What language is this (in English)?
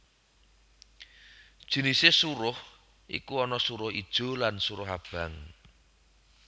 Javanese